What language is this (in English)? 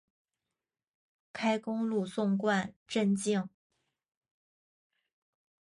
Chinese